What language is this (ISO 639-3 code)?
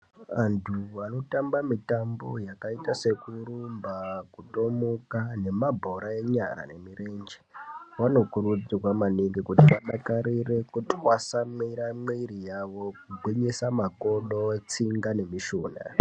ndc